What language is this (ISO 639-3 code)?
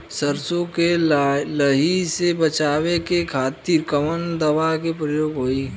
bho